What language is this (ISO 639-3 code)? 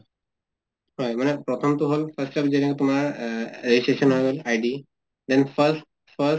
asm